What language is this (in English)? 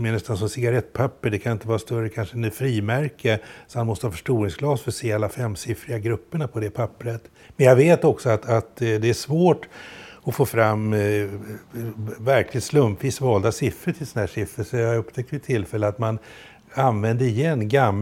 Swedish